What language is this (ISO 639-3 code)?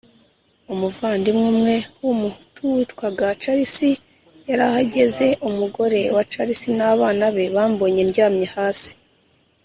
kin